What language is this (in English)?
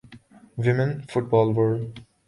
Urdu